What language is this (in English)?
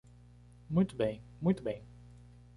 Portuguese